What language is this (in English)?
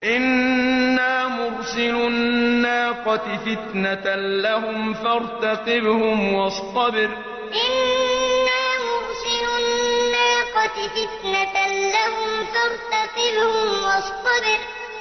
Arabic